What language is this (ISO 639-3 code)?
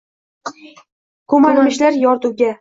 uzb